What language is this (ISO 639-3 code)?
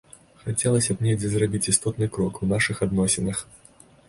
bel